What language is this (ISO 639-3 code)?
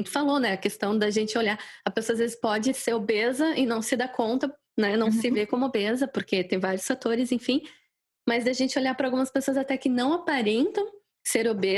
por